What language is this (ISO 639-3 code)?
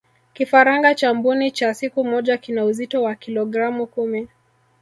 swa